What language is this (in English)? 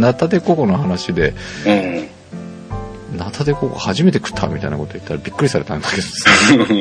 Japanese